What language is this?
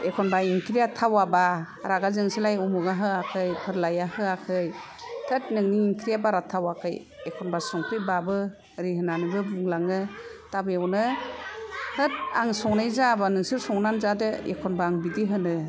Bodo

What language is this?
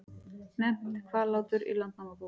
Icelandic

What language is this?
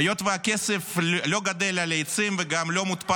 Hebrew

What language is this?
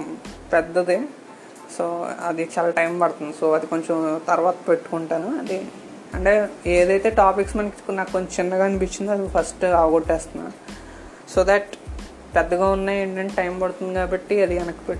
Telugu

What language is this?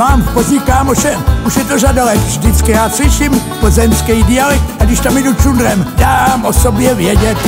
Czech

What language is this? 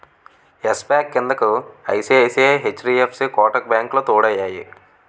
Telugu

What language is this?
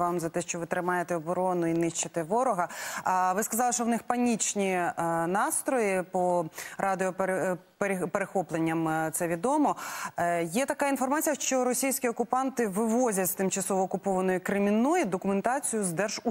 Ukrainian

